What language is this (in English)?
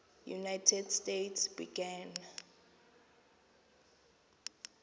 Xhosa